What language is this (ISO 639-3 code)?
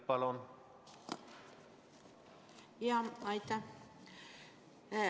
est